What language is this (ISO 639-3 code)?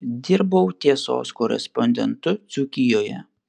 lit